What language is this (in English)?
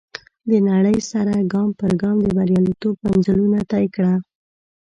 Pashto